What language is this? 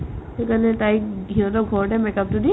Assamese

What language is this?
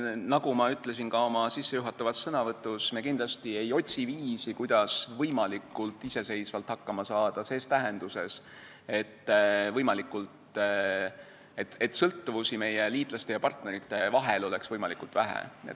Estonian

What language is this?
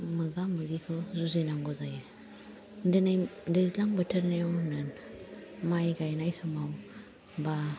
Bodo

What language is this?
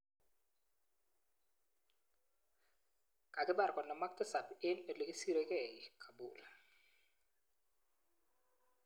Kalenjin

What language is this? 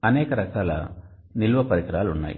Telugu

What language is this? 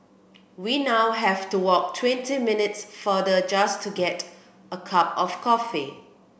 English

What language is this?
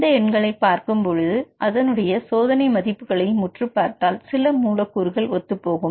Tamil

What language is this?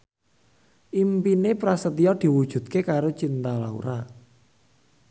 Javanese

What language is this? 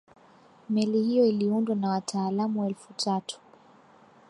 Swahili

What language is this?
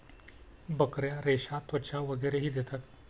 Marathi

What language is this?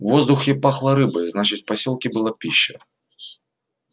Russian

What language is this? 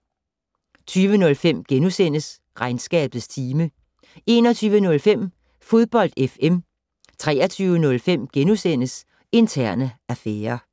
Danish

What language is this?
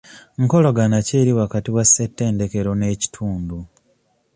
Ganda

